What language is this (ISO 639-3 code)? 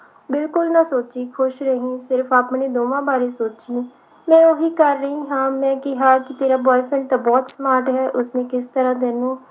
pan